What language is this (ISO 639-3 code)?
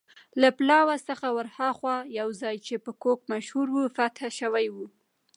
pus